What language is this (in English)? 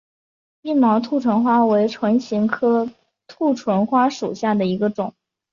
Chinese